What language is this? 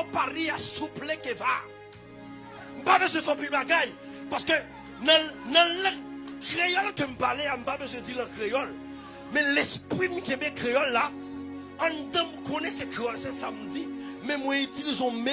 French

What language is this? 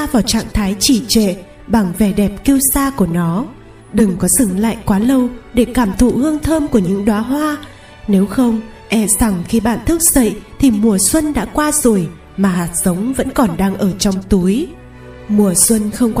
Vietnamese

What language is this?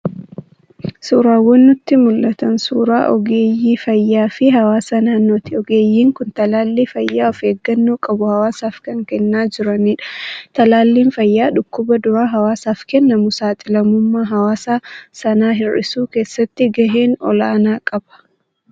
Oromo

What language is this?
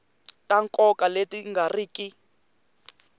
Tsonga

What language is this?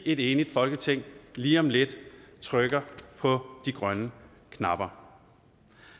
Danish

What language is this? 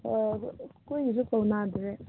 Manipuri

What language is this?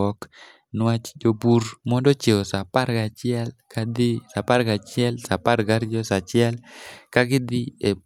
Luo (Kenya and Tanzania)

